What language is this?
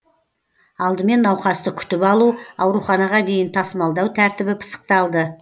Kazakh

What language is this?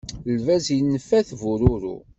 Kabyle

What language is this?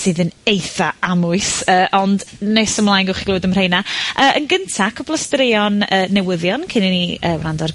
Welsh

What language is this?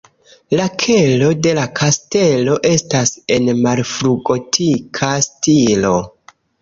Esperanto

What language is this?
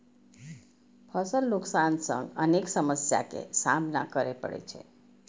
Maithili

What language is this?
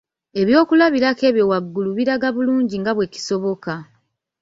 Ganda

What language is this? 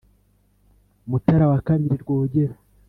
Kinyarwanda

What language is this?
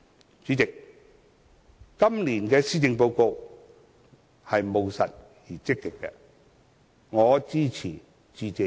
Cantonese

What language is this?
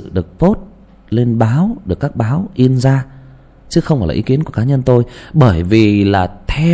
Vietnamese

